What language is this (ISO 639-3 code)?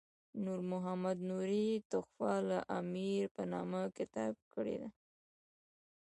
pus